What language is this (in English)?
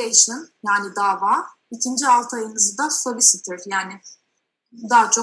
Turkish